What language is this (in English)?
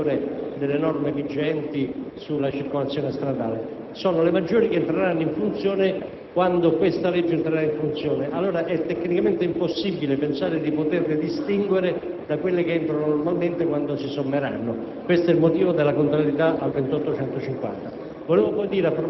Italian